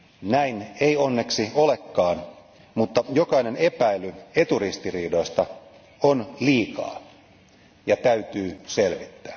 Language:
Finnish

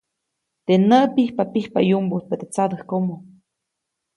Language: Copainalá Zoque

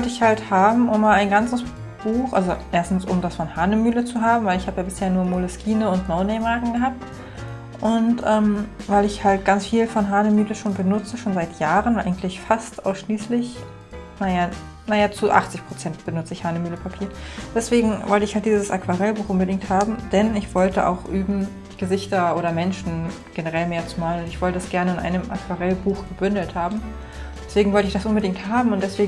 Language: German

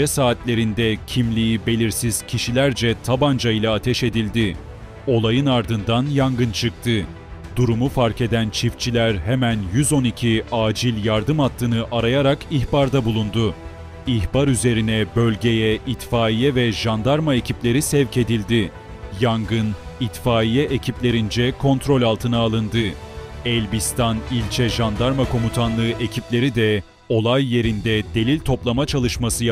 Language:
Turkish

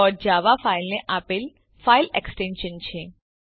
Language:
Gujarati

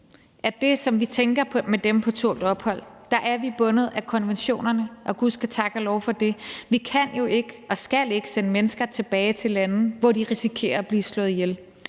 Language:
Danish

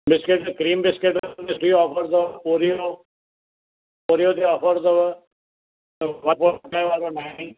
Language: Sindhi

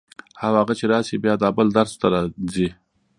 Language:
Pashto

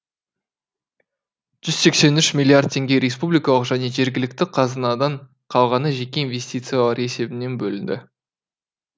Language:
Kazakh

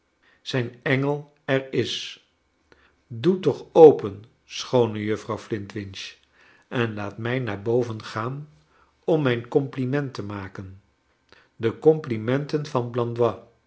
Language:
Dutch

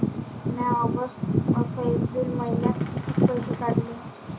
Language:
Marathi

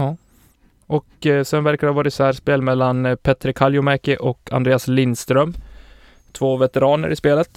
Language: Swedish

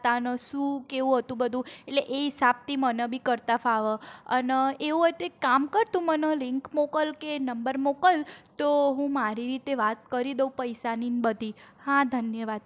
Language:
Gujarati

